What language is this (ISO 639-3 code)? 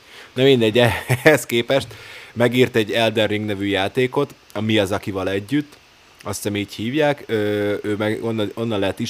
hun